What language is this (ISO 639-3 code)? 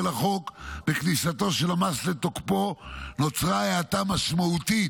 heb